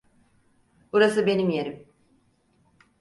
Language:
Turkish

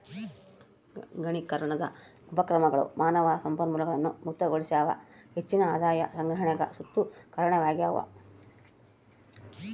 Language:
Kannada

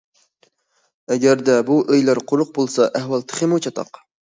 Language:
Uyghur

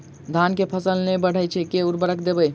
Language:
Maithili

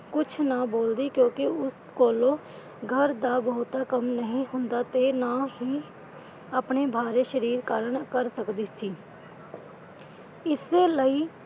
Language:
Punjabi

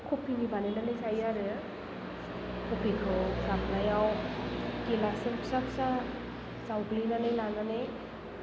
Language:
Bodo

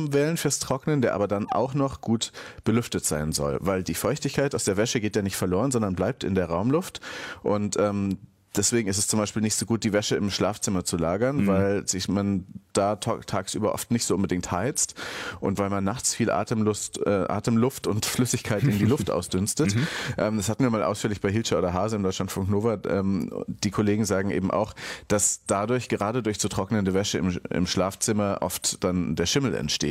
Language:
German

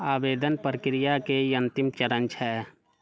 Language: Maithili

